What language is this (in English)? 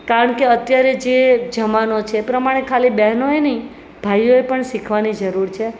Gujarati